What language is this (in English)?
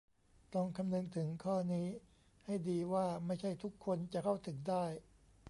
Thai